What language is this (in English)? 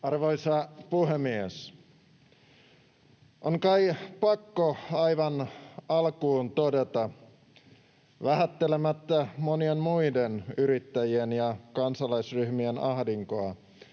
Finnish